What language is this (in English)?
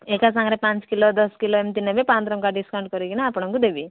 Odia